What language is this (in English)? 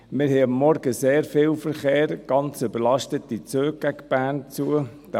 Swiss German